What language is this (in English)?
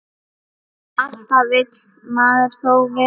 Icelandic